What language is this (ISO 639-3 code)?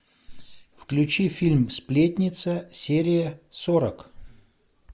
rus